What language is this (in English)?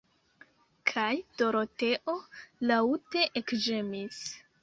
Esperanto